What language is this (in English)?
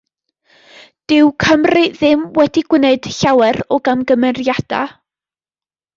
Welsh